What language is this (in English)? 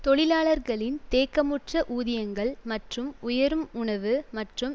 Tamil